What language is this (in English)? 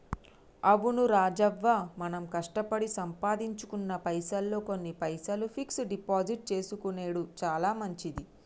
Telugu